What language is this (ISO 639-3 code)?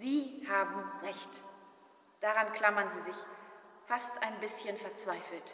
deu